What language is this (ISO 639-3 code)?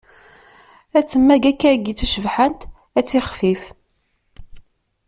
kab